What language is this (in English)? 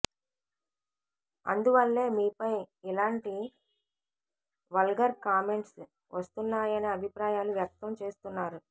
Telugu